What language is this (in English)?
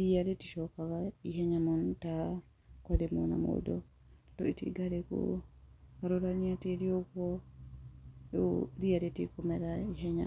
Kikuyu